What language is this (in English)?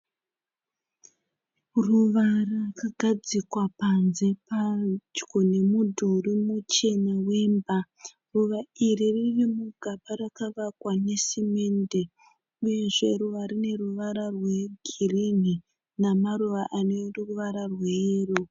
Shona